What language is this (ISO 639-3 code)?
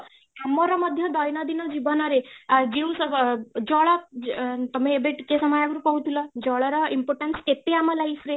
ori